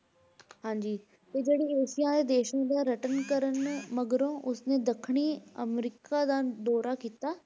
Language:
Punjabi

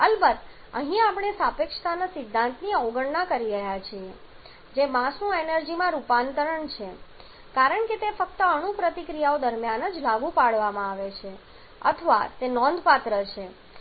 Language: Gujarati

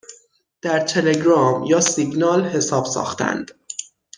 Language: Persian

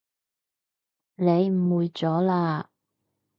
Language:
Cantonese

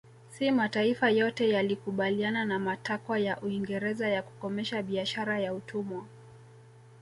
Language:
Swahili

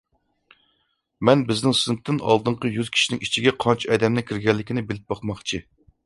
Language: Uyghur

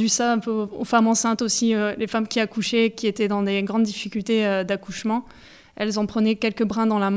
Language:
French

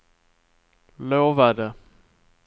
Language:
Swedish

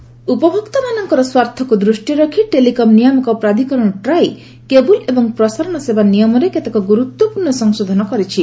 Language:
Odia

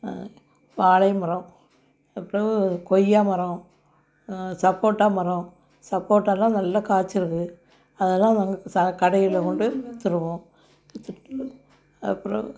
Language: Tamil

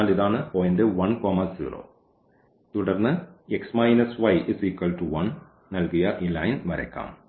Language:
Malayalam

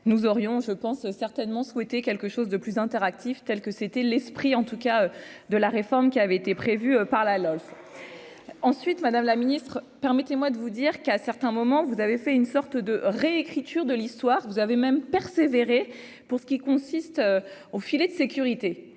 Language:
French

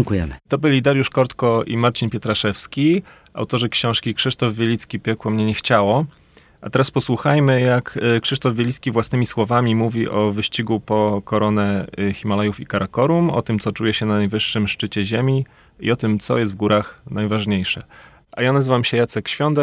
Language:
Polish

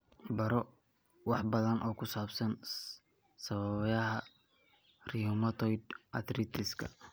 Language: Somali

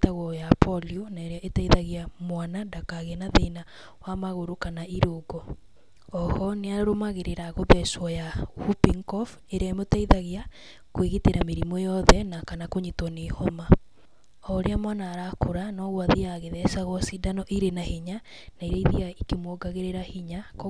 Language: Kikuyu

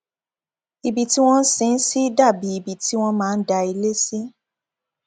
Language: Yoruba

